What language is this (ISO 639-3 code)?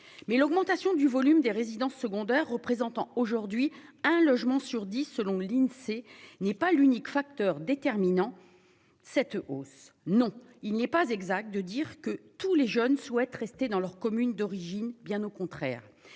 fra